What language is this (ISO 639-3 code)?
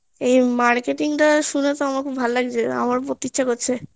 ben